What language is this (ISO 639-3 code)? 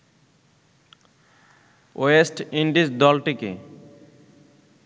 ben